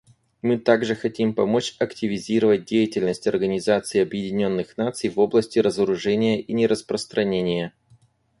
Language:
Russian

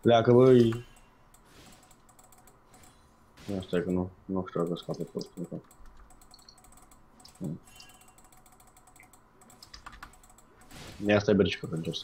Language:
Romanian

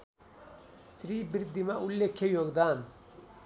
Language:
Nepali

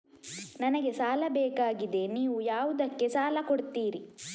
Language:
Kannada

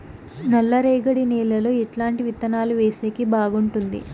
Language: Telugu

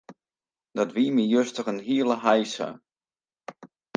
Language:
Western Frisian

